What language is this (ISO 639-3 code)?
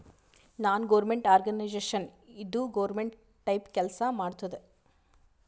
kan